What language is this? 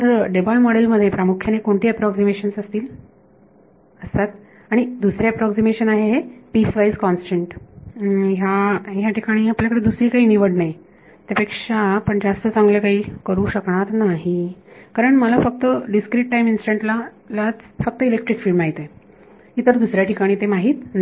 Marathi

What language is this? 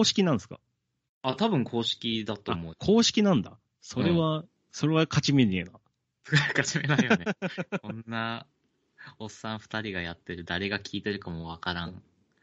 Japanese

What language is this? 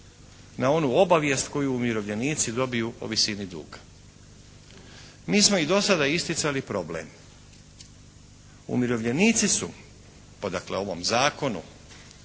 Croatian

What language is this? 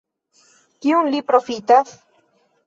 Esperanto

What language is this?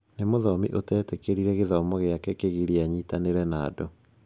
Kikuyu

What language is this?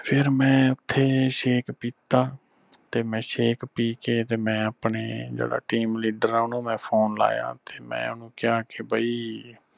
Punjabi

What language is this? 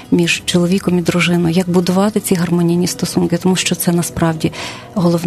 Ukrainian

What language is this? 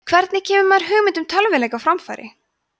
Icelandic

